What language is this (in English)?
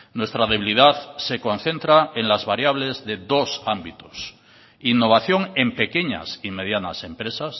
Spanish